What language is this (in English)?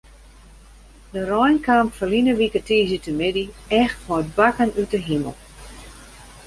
Western Frisian